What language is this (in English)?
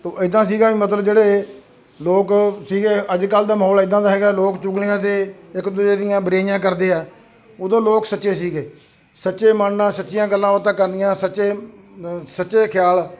Punjabi